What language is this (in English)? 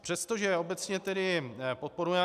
Czech